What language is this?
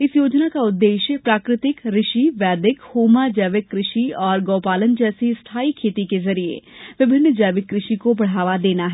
Hindi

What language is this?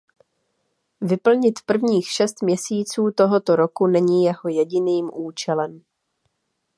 Czech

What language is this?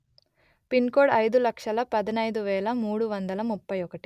Telugu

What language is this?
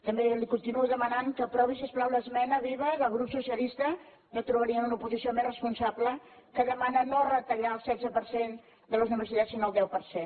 Catalan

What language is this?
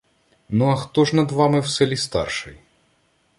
Ukrainian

